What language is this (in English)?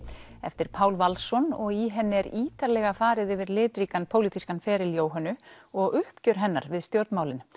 Icelandic